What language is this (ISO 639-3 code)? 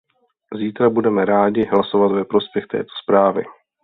ces